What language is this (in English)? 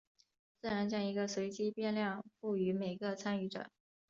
Chinese